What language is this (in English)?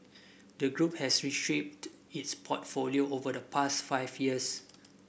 English